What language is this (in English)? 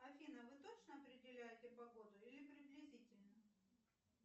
Russian